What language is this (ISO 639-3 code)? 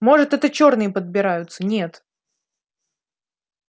rus